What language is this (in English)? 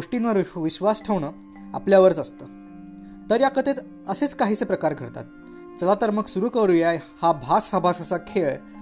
Marathi